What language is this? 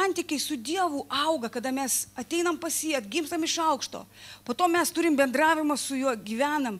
Lithuanian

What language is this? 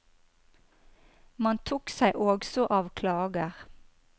Norwegian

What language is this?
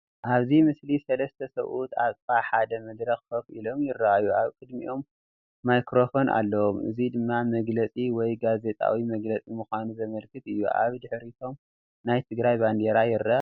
Tigrinya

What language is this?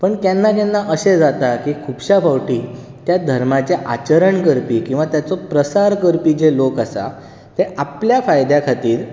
Konkani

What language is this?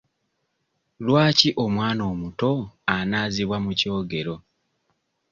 Ganda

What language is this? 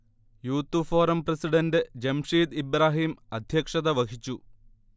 Malayalam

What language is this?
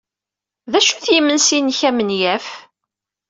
Kabyle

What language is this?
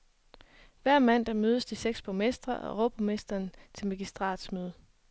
Danish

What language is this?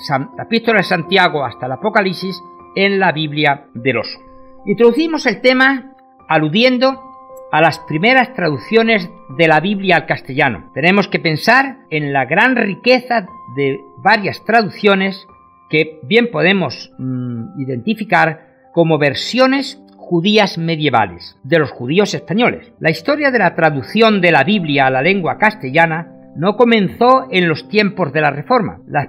Spanish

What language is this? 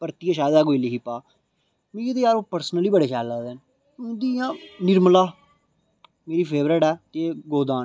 Dogri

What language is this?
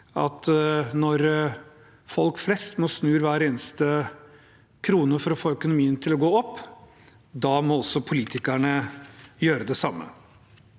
Norwegian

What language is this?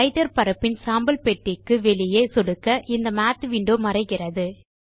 Tamil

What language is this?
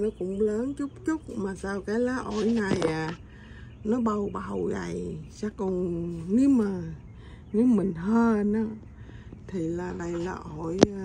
Vietnamese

